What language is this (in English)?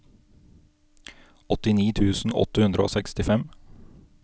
Norwegian